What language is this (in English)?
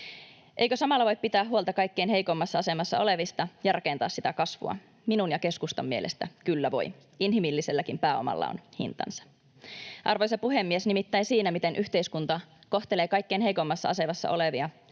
Finnish